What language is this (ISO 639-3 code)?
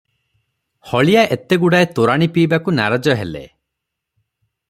ori